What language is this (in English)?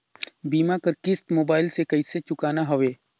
Chhattisgarhi